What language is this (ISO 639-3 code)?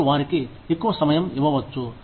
tel